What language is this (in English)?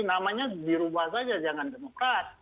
Indonesian